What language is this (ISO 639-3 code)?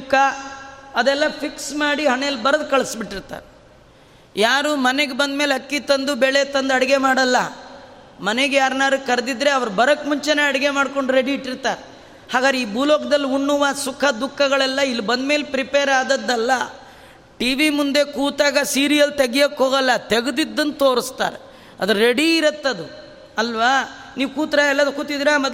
kan